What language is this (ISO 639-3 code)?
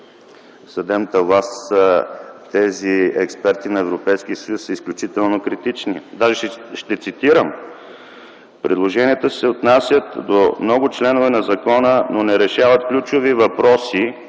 bul